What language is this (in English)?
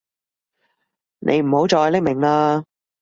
Cantonese